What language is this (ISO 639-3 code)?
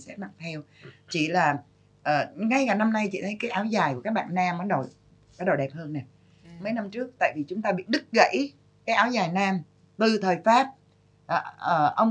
vie